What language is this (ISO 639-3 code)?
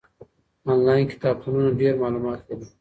pus